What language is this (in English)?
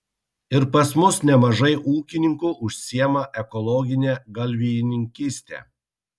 Lithuanian